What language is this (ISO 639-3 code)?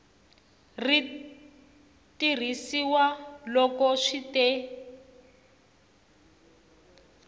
tso